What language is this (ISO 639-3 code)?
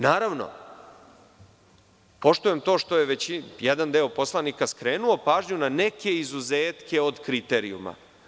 srp